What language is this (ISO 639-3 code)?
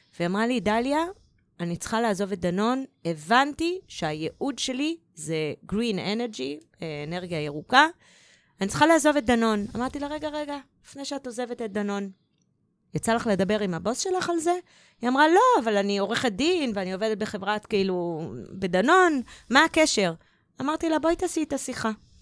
heb